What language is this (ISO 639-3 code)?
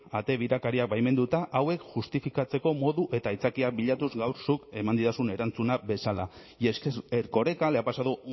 eus